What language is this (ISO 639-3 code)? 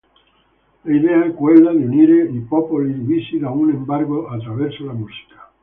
ita